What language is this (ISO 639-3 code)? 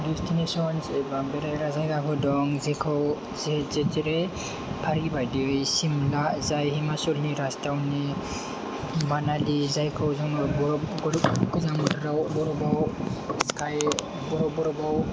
brx